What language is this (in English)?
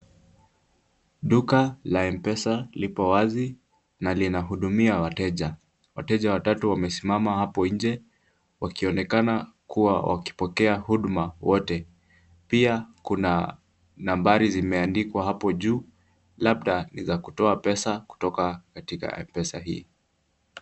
Swahili